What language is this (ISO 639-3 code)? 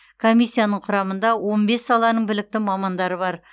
kaz